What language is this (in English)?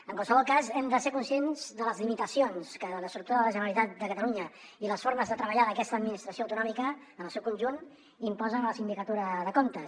Catalan